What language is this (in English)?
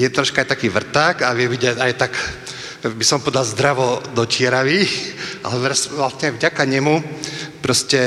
Slovak